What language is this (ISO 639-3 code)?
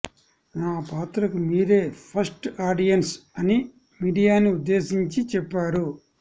tel